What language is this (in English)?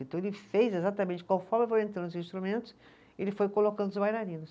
Portuguese